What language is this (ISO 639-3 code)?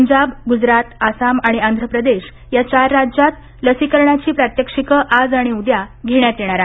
mar